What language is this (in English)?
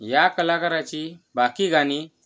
Marathi